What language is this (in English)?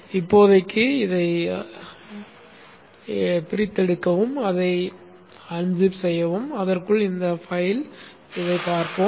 Tamil